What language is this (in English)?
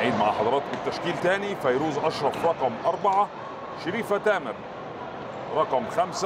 Arabic